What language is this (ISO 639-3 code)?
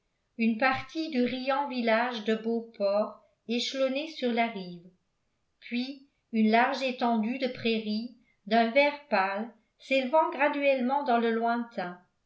fra